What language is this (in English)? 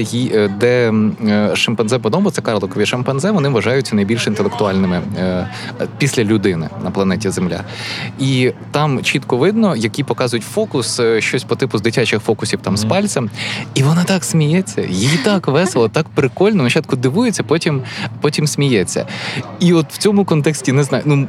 Ukrainian